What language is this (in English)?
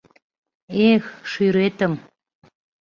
Mari